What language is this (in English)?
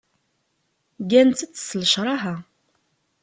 Kabyle